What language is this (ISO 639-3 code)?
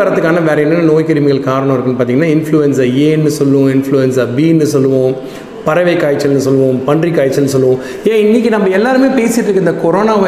tam